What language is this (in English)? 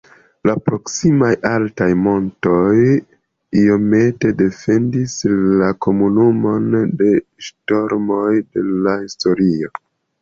Esperanto